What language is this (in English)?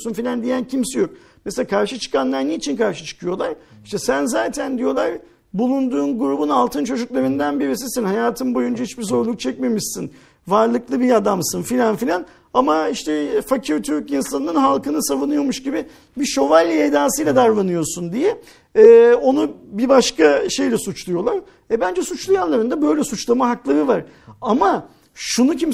Turkish